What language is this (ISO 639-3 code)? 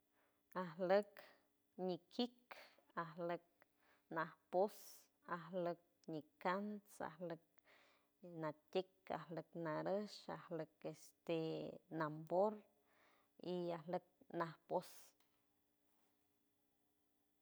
hue